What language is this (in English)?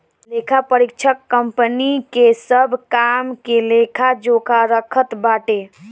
Bhojpuri